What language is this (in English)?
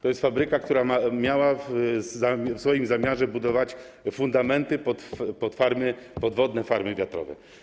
Polish